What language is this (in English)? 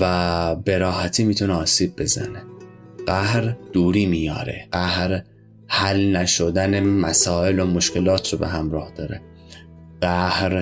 Persian